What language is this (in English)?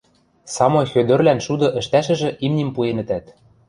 Western Mari